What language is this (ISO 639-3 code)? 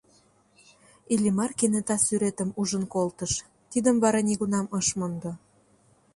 chm